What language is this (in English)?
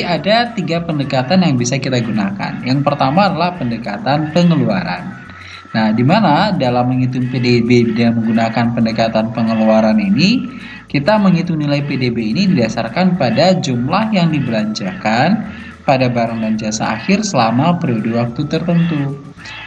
Indonesian